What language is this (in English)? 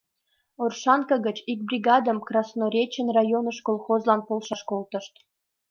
Mari